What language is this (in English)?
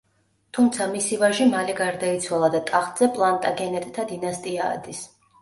Georgian